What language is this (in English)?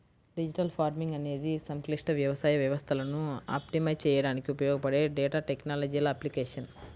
Telugu